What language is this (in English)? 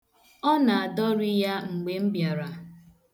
Igbo